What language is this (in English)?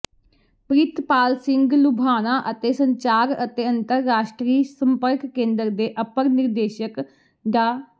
Punjabi